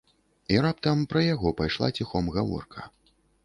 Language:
Belarusian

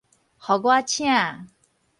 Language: Min Nan Chinese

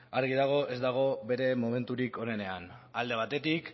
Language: Basque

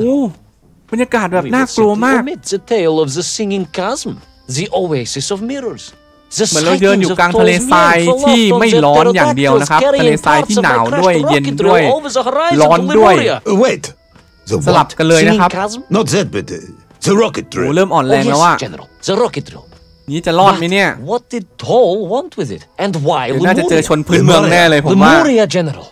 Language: Thai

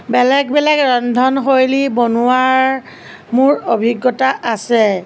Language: Assamese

